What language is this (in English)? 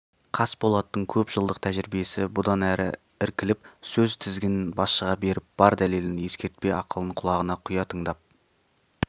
Kazakh